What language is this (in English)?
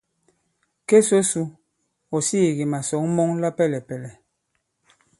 Bankon